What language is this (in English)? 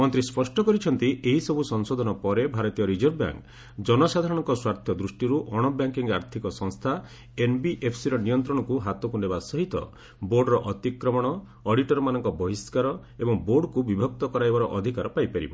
Odia